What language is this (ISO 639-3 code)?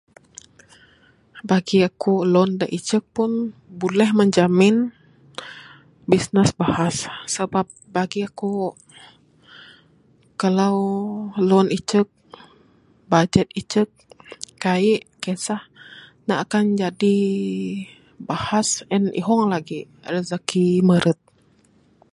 sdo